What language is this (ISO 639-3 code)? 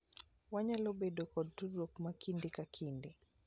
luo